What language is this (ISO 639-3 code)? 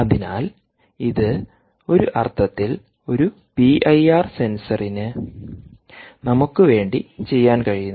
mal